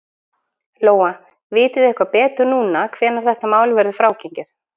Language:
Icelandic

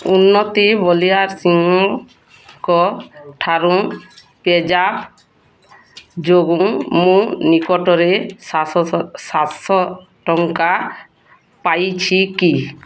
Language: Odia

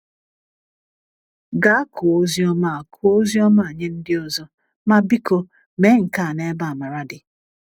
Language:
Igbo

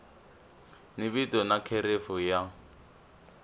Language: Tsonga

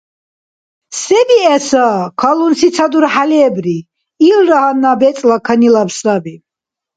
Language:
Dargwa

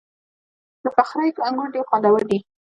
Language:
Pashto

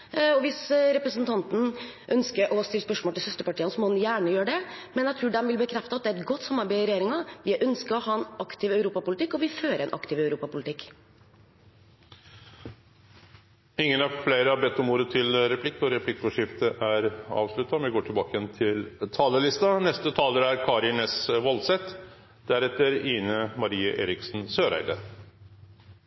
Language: Norwegian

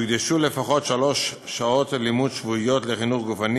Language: Hebrew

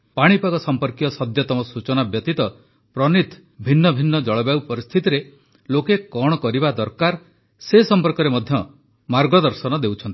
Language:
Odia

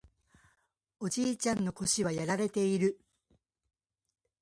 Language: Japanese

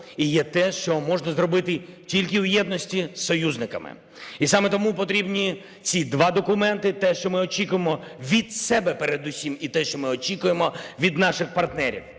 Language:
Ukrainian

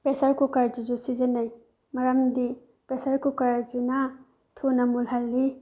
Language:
Manipuri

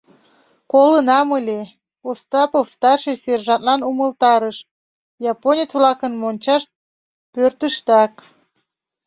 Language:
Mari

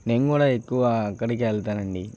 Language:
Telugu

